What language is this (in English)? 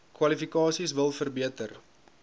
Afrikaans